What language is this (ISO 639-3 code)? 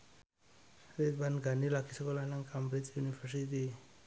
jav